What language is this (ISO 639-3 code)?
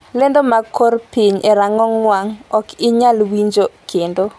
luo